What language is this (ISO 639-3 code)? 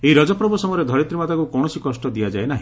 ori